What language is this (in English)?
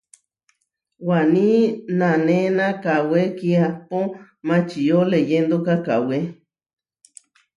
Huarijio